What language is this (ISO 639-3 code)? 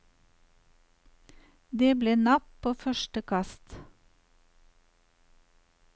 nor